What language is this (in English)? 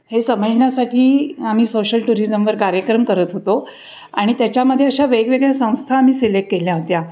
Marathi